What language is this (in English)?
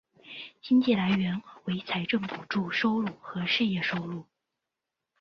Chinese